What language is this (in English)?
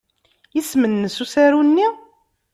Kabyle